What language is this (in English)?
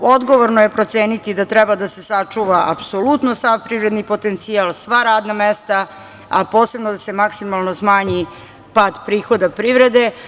Serbian